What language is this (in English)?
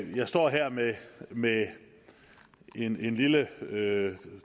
Danish